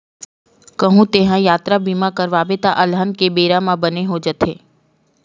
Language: Chhattisgarhi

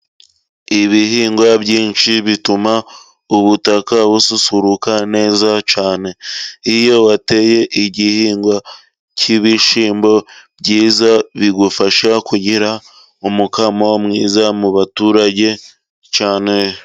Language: Kinyarwanda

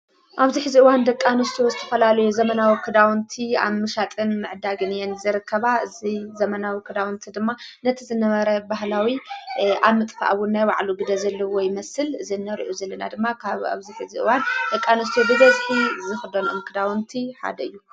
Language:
Tigrinya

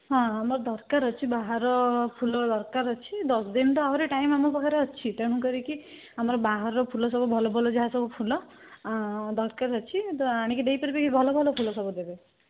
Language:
Odia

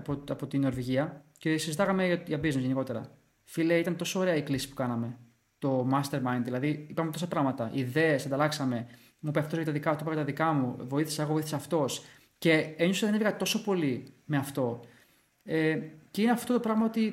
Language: Greek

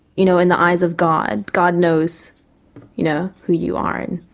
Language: English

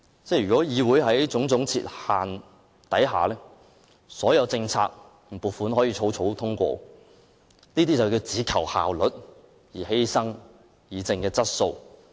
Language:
Cantonese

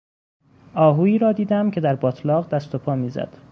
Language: Persian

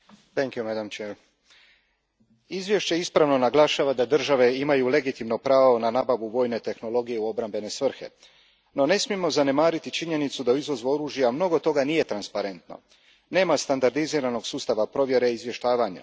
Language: Croatian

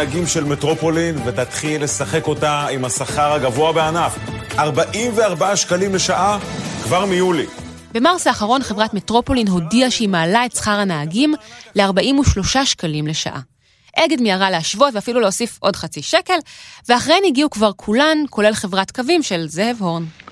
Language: Hebrew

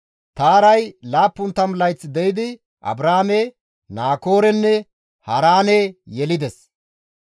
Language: Gamo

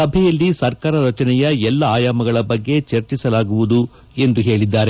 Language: Kannada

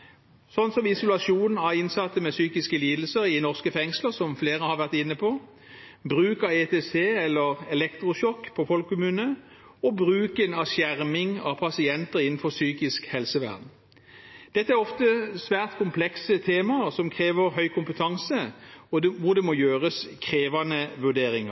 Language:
Norwegian Bokmål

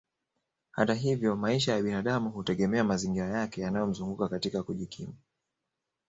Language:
Swahili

